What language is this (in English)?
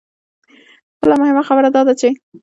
Pashto